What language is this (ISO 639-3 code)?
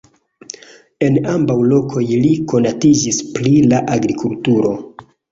epo